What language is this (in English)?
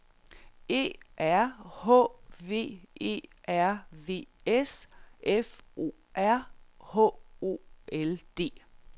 Danish